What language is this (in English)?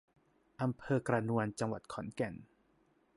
Thai